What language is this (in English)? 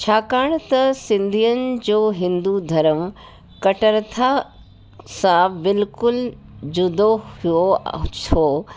Sindhi